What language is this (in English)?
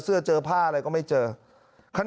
Thai